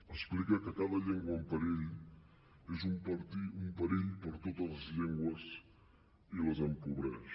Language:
Catalan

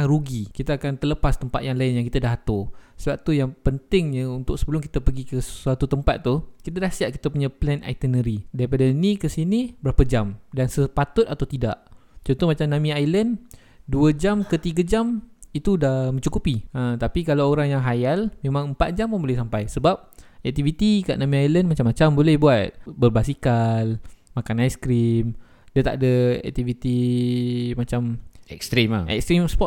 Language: Malay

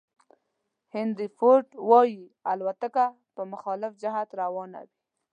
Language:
Pashto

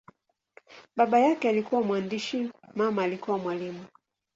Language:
Swahili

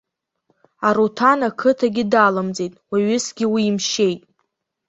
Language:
Abkhazian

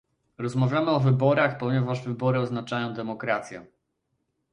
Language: Polish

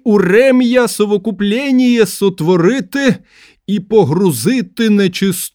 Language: Ukrainian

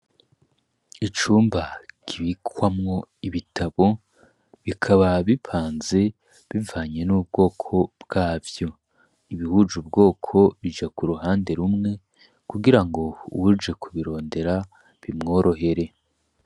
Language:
Rundi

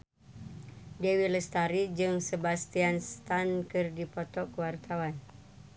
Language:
Sundanese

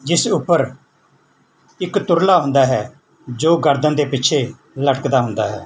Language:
Punjabi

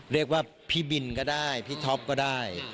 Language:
Thai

